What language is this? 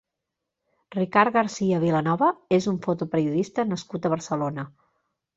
Catalan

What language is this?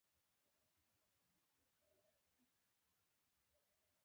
Pashto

